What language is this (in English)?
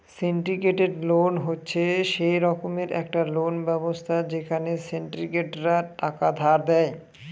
Bangla